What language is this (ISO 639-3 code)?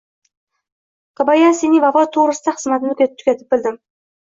uzb